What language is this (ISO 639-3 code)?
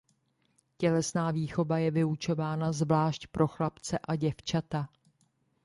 ces